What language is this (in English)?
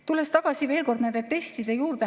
Estonian